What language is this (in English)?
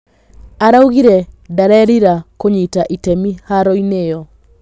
Kikuyu